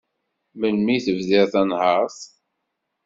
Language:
Kabyle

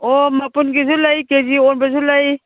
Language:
Manipuri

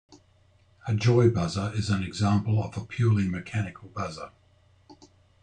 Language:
English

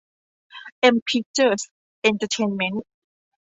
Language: Thai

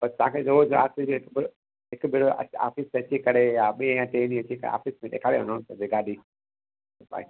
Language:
Sindhi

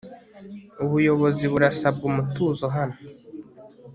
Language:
Kinyarwanda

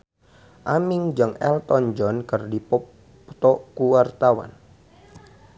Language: Sundanese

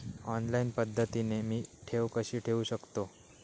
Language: Marathi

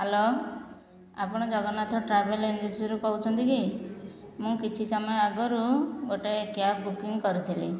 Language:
Odia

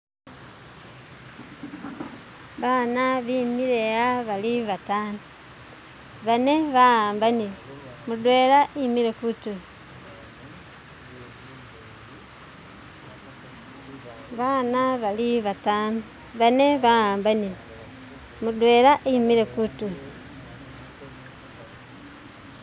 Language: Masaaba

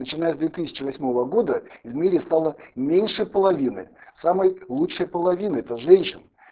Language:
Russian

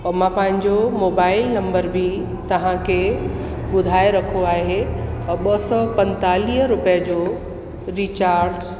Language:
Sindhi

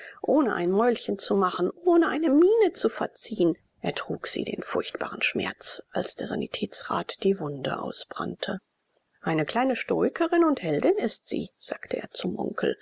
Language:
German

